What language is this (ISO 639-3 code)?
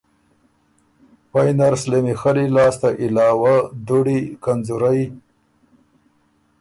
oru